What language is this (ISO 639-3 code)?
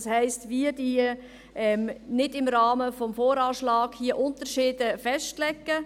gsw